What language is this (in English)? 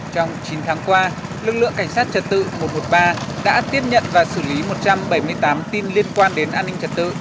Vietnamese